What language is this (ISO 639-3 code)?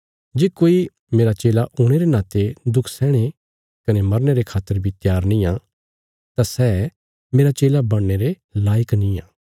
kfs